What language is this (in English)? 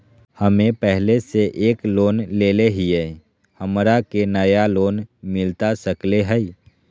Magahi